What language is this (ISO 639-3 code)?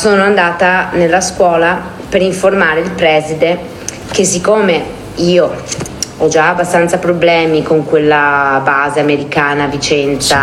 ita